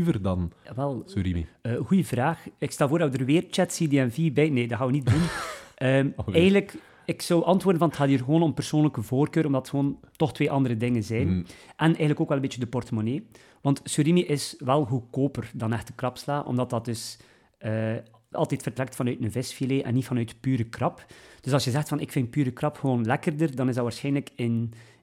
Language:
Dutch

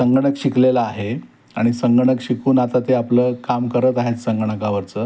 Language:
Marathi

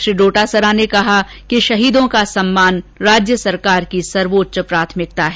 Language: Hindi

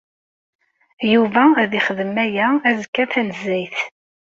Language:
Kabyle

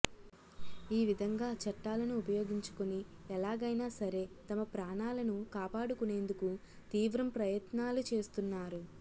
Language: Telugu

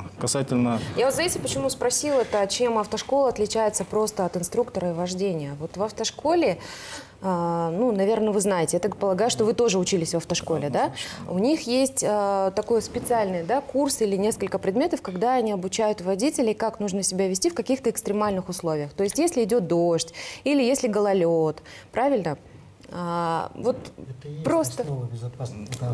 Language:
Russian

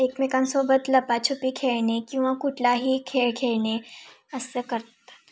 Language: Marathi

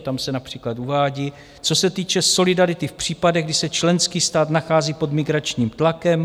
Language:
Czech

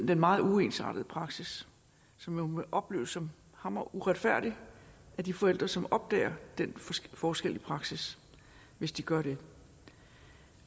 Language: Danish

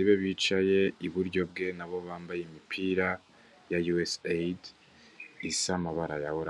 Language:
Kinyarwanda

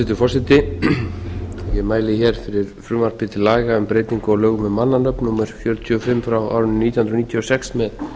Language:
Icelandic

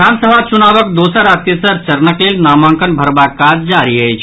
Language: Maithili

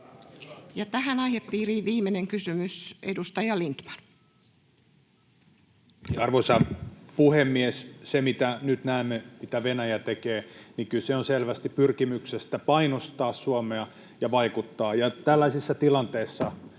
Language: Finnish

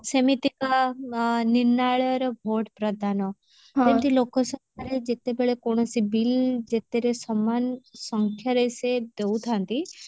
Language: Odia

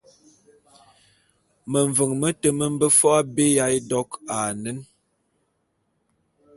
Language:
Bulu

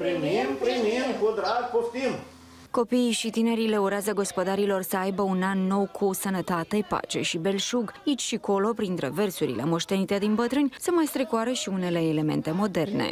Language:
Romanian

